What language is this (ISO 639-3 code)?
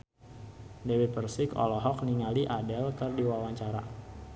sun